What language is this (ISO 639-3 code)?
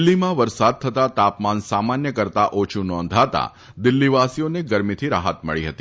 guj